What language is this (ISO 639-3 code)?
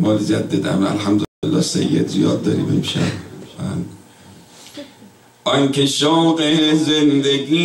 fas